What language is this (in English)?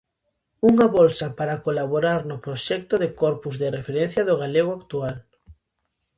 Galician